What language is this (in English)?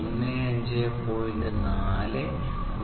Malayalam